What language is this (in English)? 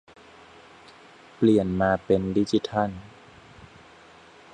Thai